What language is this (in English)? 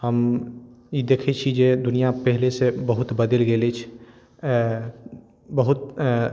Maithili